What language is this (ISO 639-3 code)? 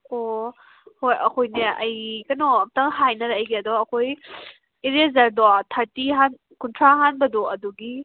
mni